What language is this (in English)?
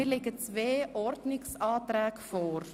Swiss German